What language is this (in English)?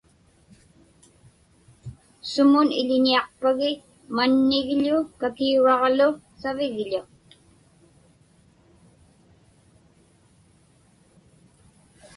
Inupiaq